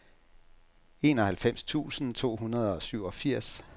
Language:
Danish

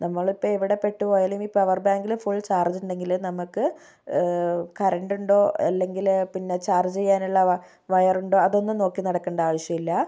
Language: Malayalam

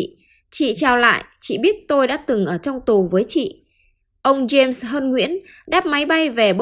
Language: Vietnamese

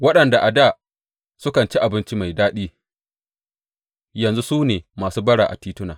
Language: Hausa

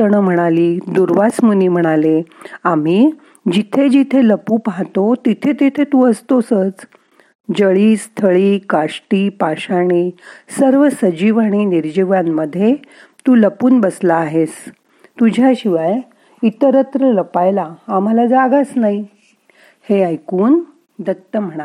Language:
Marathi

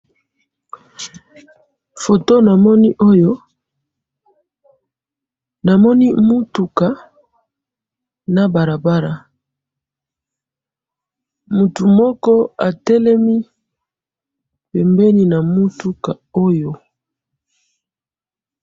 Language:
Lingala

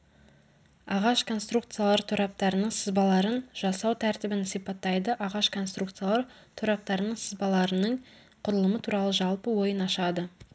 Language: Kazakh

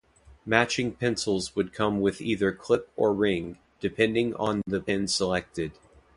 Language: English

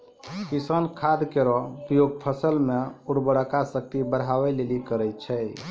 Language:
Maithili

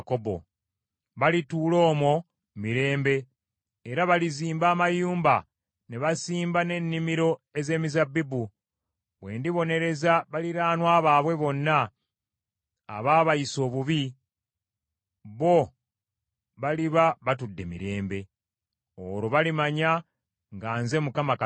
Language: Ganda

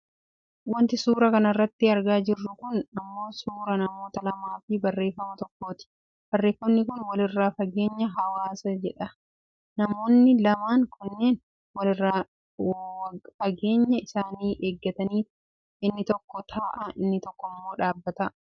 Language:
Oromo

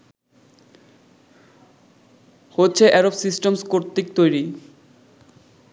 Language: Bangla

